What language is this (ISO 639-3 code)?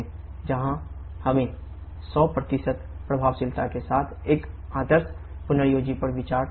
hin